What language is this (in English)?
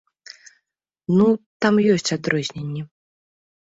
Belarusian